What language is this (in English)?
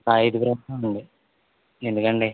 Telugu